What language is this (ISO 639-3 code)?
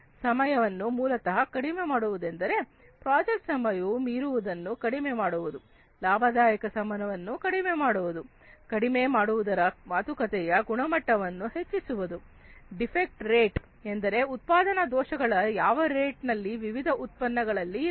kan